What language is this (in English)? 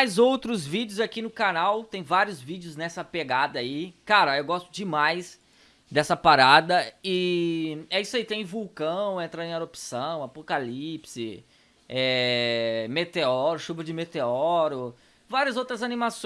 Portuguese